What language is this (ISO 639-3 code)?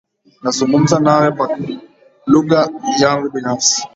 swa